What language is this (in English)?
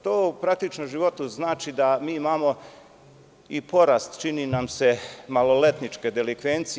Serbian